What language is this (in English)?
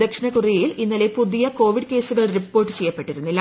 Malayalam